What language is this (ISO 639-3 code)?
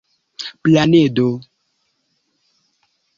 epo